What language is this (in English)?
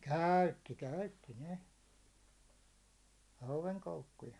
Finnish